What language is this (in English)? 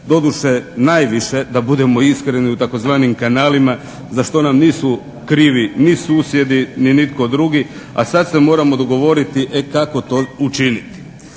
Croatian